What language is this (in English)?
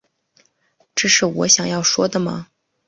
Chinese